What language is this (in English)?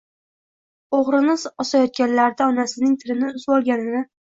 Uzbek